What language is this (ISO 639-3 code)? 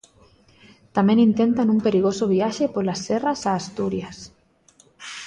glg